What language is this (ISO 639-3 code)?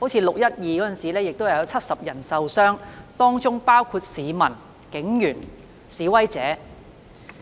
yue